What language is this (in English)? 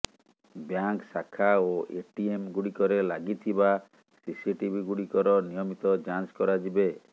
Odia